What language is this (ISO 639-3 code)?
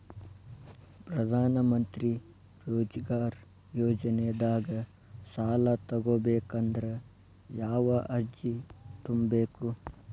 kan